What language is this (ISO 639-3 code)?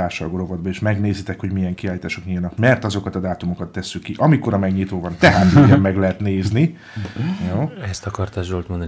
hun